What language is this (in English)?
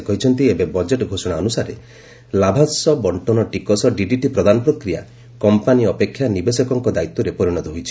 Odia